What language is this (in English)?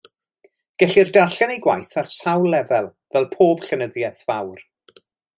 Welsh